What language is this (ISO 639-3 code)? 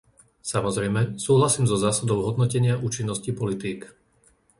slk